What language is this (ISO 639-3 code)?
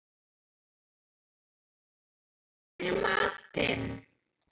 isl